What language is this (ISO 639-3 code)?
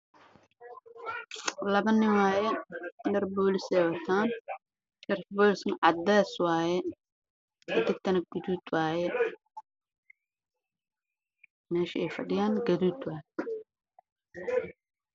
som